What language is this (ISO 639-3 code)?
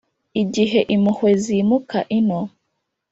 kin